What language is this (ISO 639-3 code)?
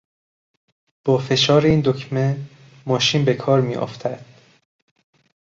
fas